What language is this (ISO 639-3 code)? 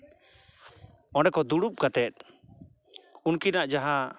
sat